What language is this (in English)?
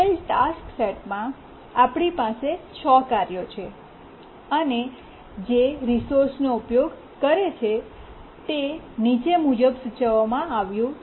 Gujarati